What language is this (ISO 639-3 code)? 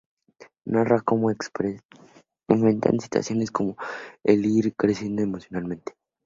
spa